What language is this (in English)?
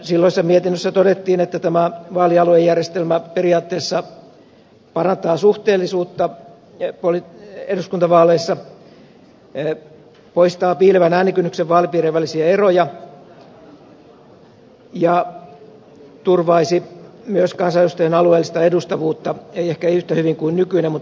Finnish